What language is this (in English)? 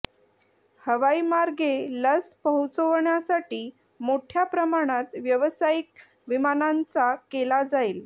Marathi